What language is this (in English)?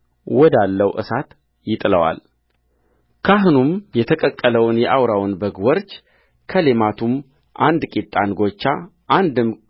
Amharic